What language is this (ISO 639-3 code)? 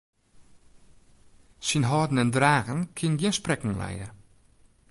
fry